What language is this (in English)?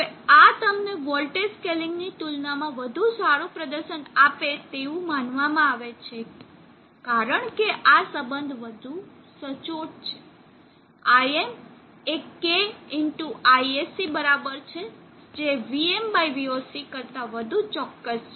Gujarati